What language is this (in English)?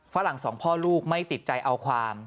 Thai